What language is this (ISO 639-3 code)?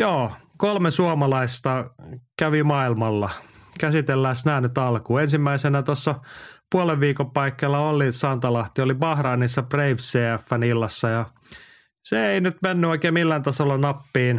fin